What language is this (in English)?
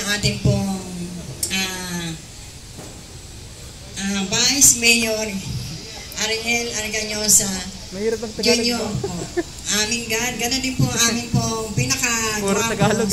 Filipino